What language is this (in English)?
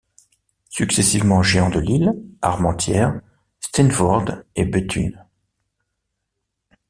French